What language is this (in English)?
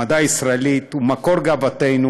Hebrew